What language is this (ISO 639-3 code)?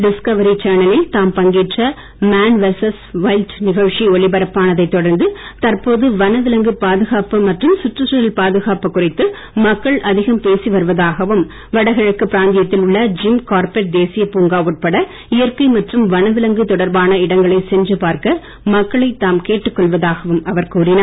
tam